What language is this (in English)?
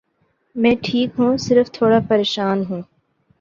Urdu